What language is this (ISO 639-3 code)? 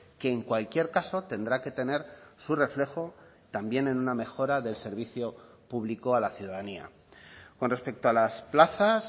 spa